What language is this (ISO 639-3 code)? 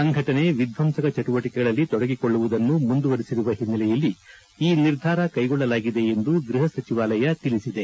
kan